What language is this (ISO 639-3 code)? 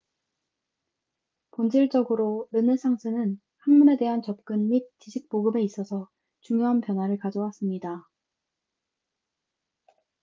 kor